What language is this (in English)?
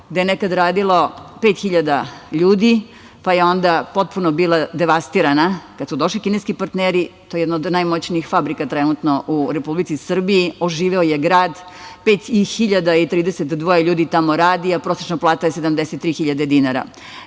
Serbian